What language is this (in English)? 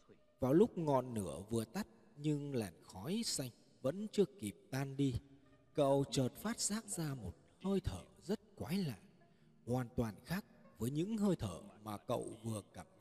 Vietnamese